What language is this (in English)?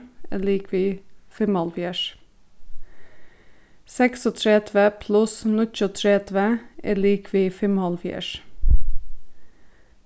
Faroese